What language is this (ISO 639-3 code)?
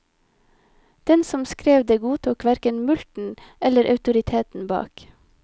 nor